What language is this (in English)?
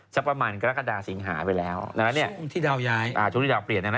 Thai